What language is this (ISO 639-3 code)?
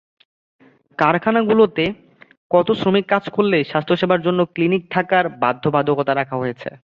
ben